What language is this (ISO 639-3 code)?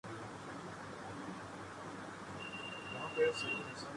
urd